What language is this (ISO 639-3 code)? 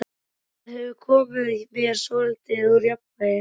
isl